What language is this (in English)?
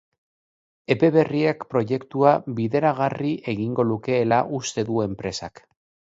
Basque